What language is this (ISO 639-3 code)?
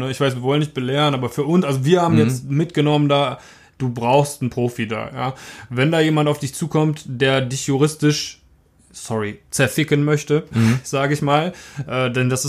deu